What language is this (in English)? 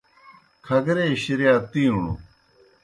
Kohistani Shina